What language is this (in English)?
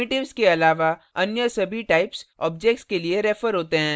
Hindi